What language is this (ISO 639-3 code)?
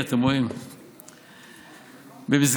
heb